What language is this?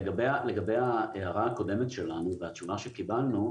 Hebrew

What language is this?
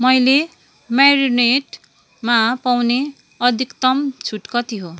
Nepali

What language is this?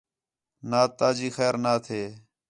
Khetrani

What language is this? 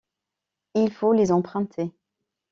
French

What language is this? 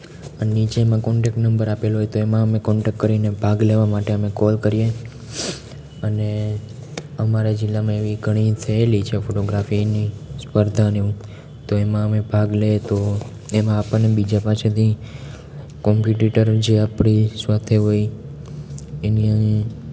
Gujarati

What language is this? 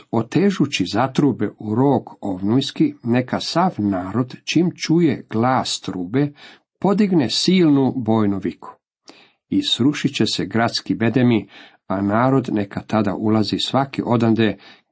Croatian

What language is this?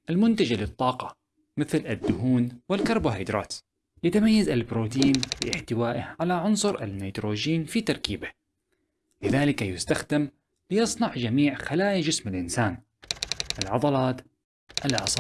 Arabic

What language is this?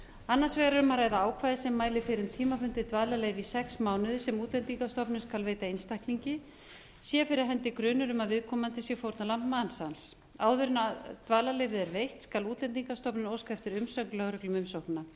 Icelandic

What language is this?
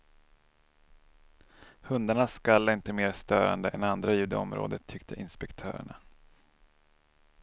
Swedish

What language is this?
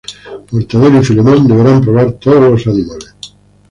Spanish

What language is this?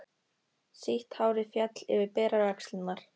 Icelandic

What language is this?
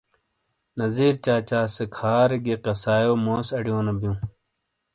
Shina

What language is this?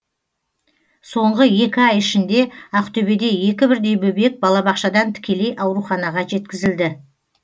Kazakh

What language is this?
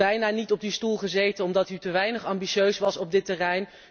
Dutch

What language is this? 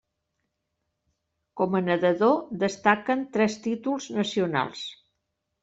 Catalan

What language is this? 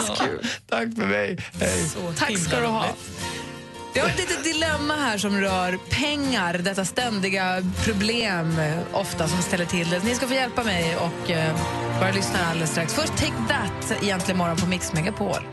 Swedish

